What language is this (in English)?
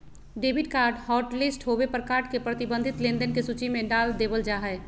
Magahi